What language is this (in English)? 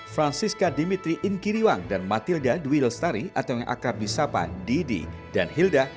Indonesian